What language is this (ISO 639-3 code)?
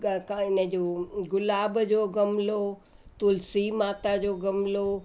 snd